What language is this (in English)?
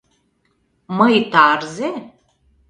Mari